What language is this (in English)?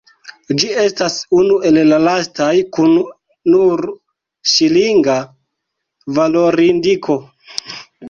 Esperanto